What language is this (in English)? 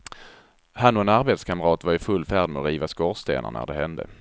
Swedish